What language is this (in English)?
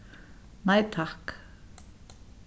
Faroese